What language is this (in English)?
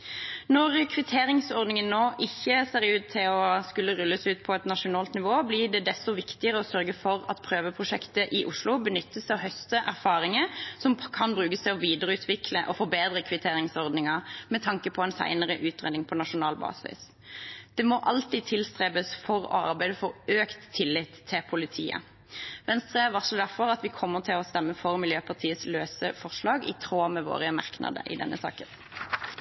Norwegian Bokmål